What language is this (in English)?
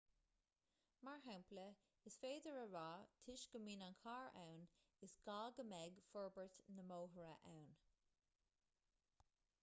Irish